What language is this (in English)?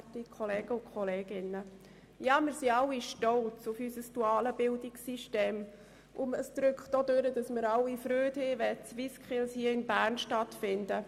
Swiss German